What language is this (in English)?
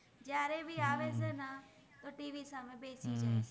Gujarati